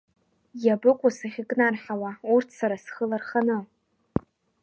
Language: Abkhazian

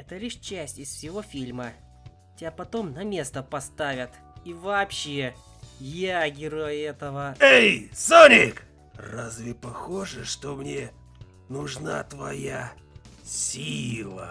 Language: Russian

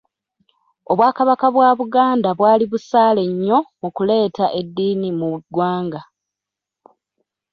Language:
Ganda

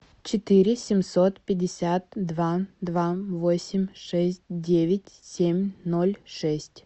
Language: Russian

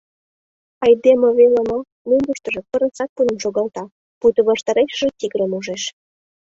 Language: Mari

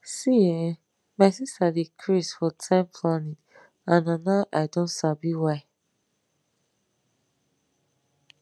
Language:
Nigerian Pidgin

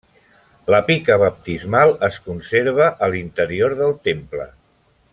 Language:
Catalan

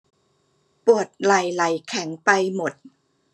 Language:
Thai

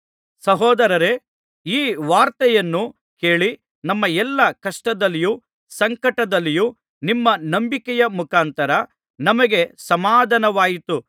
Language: Kannada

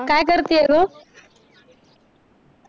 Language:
Marathi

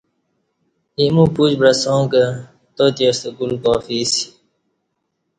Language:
Kati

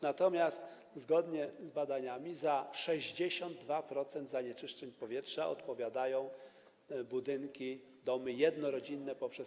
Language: Polish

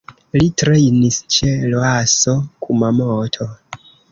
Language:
Esperanto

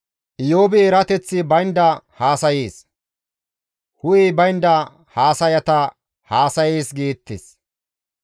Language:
Gamo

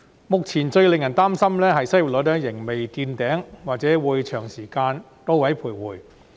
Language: Cantonese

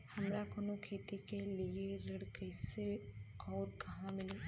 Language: Bhojpuri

